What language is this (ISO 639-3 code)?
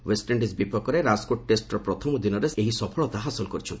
ori